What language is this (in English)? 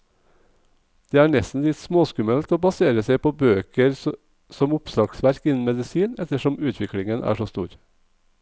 Norwegian